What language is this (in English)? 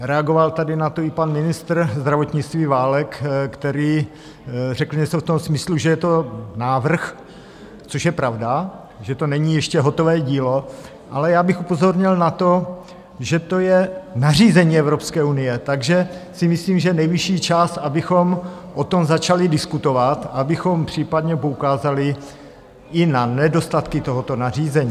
Czech